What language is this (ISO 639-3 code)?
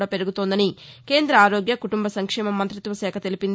tel